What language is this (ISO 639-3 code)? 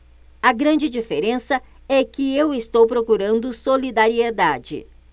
por